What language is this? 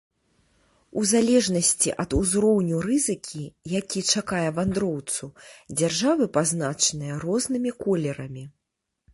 Belarusian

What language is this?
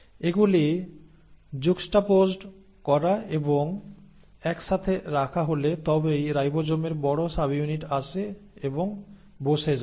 Bangla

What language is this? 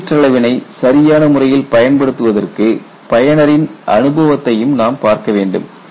Tamil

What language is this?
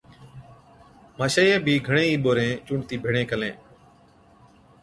Od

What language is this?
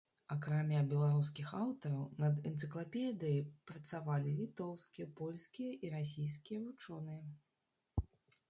Belarusian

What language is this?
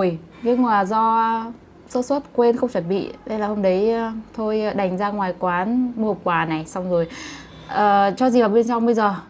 Vietnamese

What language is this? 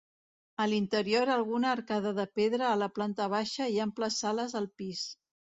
Catalan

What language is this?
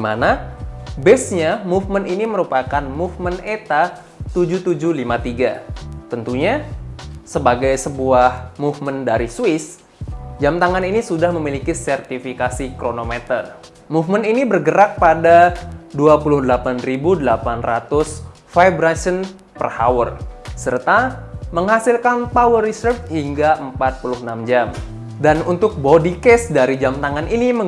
Indonesian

